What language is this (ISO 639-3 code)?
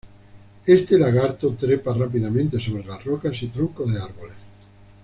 spa